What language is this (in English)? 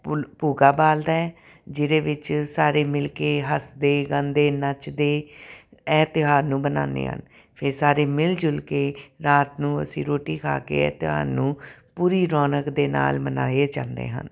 Punjabi